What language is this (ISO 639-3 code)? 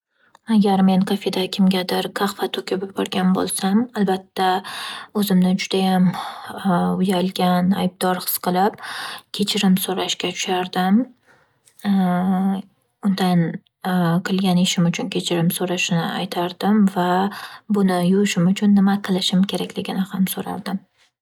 uzb